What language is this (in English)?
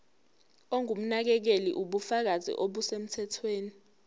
Zulu